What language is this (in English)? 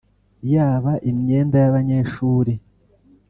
Kinyarwanda